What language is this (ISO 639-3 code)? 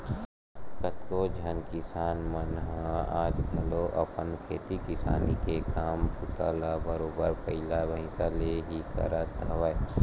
hne